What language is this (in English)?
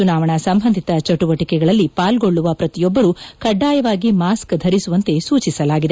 Kannada